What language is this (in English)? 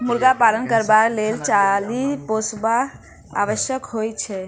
Maithili